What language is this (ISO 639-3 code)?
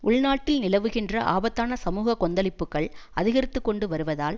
tam